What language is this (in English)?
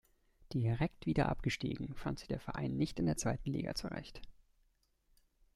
German